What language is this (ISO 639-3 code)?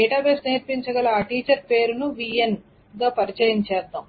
tel